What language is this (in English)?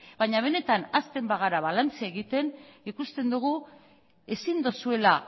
Basque